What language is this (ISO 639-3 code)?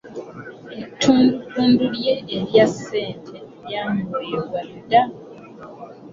lug